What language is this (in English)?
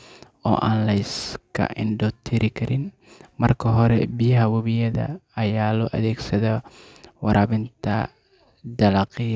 Somali